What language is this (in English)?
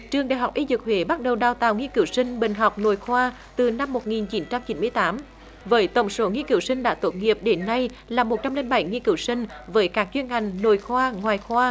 Vietnamese